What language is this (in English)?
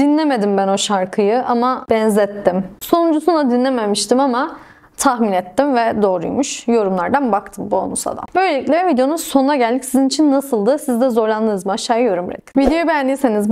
Turkish